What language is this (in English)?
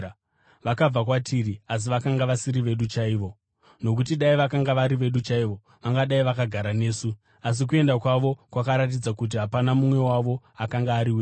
Shona